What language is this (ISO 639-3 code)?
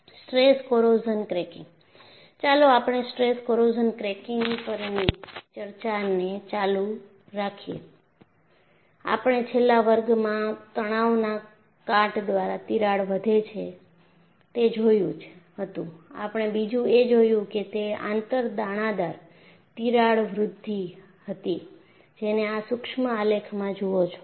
guj